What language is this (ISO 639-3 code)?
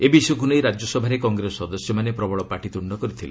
ori